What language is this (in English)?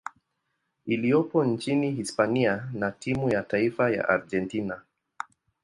Swahili